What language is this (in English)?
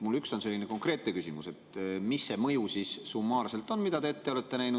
Estonian